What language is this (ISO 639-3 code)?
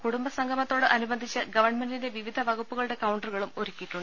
mal